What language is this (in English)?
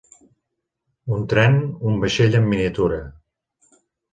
Catalan